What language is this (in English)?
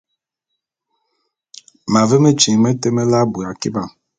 Bulu